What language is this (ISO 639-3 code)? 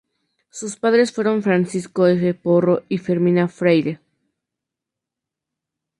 spa